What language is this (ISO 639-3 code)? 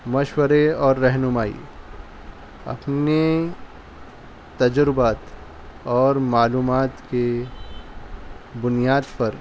urd